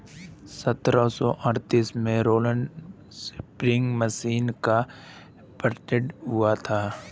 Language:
Hindi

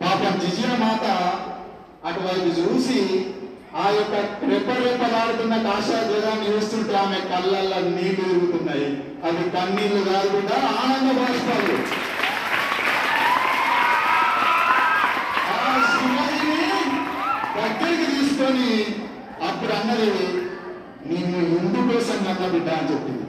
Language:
Telugu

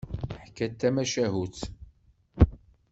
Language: Kabyle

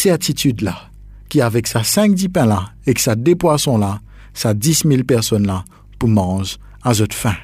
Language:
French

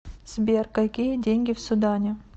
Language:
Russian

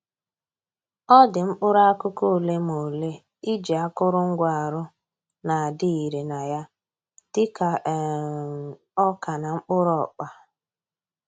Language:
Igbo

